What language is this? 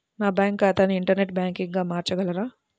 Telugu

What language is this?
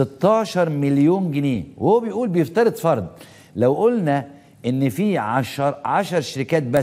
Arabic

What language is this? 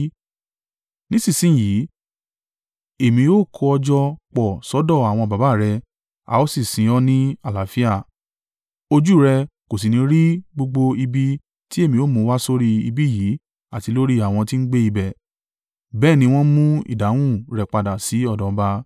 Yoruba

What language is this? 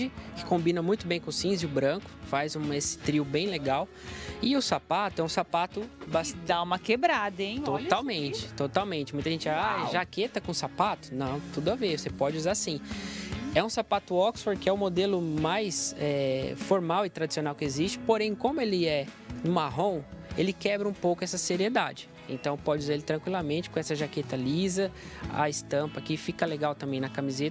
Portuguese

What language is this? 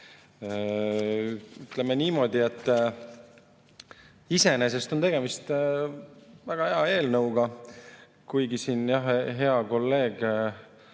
Estonian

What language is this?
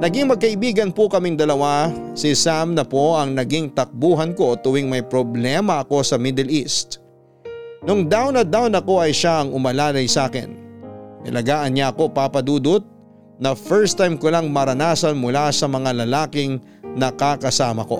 Filipino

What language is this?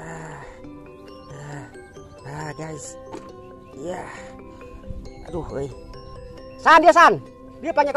Indonesian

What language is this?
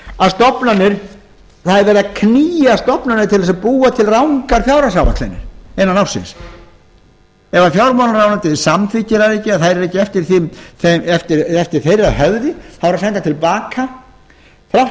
Icelandic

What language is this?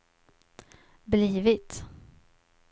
Swedish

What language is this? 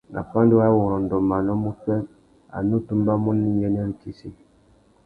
Tuki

